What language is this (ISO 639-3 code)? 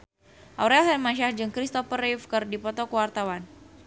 sun